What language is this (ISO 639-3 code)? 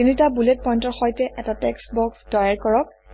asm